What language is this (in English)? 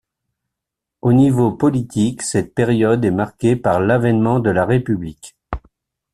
French